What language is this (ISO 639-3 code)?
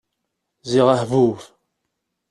kab